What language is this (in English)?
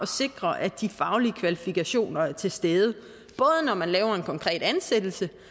Danish